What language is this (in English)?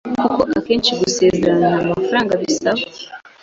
Kinyarwanda